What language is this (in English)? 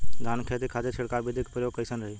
Bhojpuri